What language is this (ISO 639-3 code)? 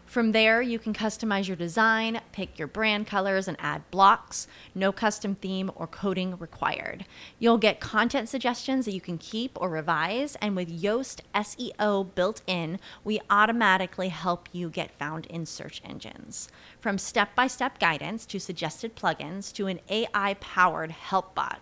dan